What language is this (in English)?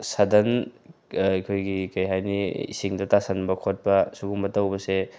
Manipuri